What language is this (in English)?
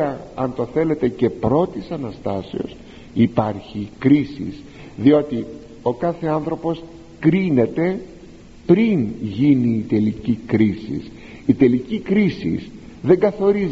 Greek